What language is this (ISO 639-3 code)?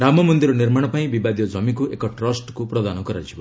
ori